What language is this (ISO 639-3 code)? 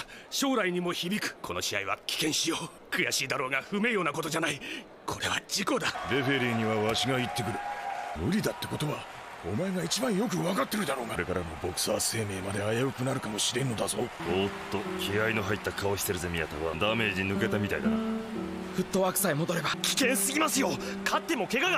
jpn